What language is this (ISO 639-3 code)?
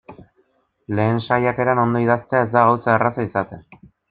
eus